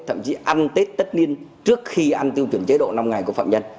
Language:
Vietnamese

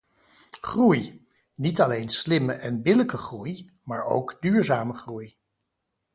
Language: Dutch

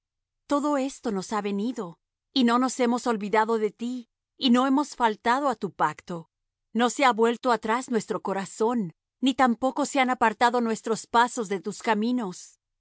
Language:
Spanish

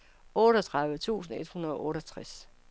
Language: Danish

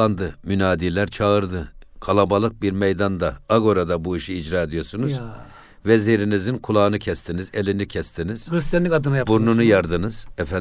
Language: Turkish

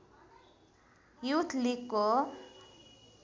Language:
Nepali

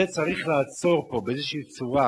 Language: Hebrew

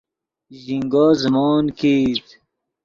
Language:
Yidgha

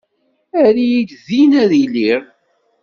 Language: Kabyle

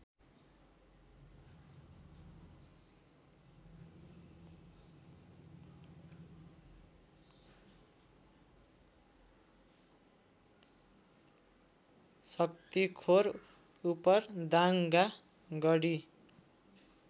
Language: Nepali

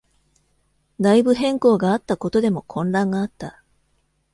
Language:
Japanese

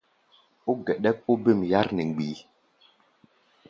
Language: Gbaya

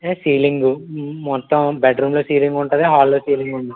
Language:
Telugu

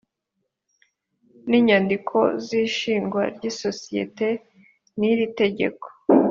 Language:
Kinyarwanda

